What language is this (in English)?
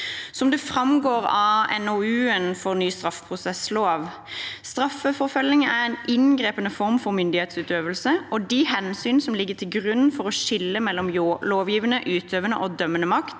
Norwegian